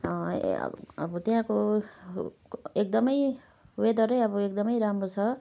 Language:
Nepali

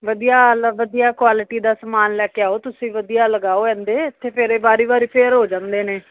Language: Punjabi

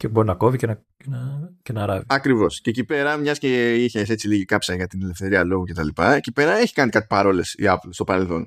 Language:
Greek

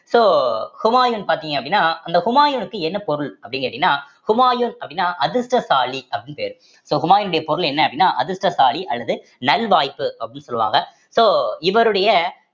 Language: Tamil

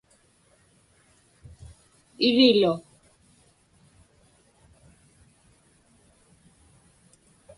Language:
Inupiaq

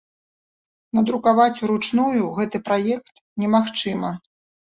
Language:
Belarusian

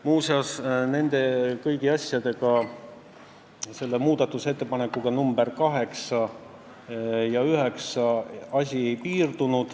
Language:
Estonian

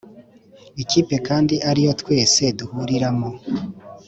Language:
Kinyarwanda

